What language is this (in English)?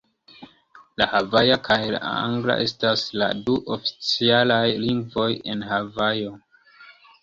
Esperanto